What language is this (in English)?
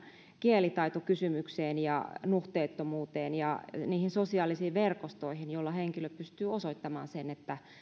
Finnish